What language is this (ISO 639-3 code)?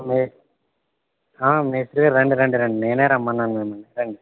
tel